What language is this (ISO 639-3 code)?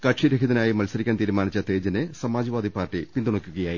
mal